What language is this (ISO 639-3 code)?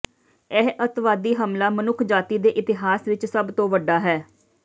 pan